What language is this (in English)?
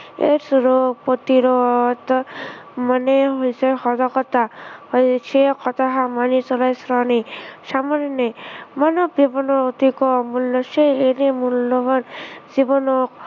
Assamese